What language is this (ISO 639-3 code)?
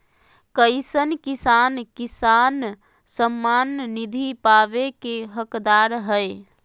mag